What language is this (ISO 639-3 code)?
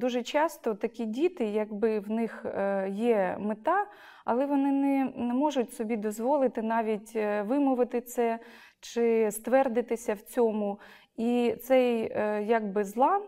ukr